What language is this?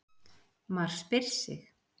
Icelandic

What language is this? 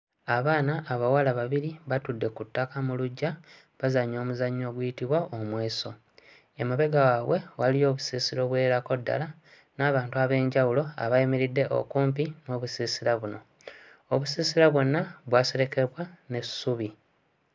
Ganda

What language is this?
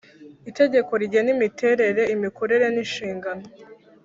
Kinyarwanda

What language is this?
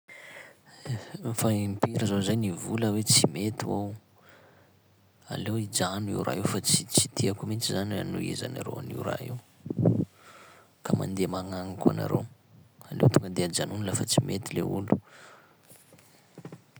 Sakalava Malagasy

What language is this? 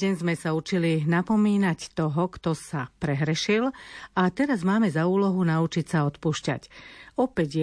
Slovak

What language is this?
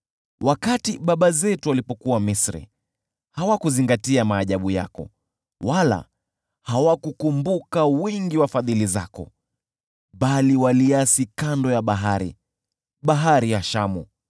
Swahili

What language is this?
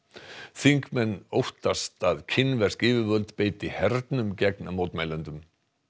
Icelandic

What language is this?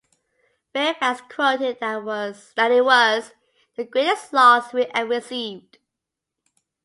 English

